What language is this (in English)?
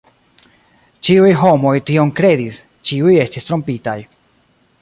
Esperanto